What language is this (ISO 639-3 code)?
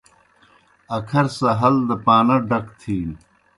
plk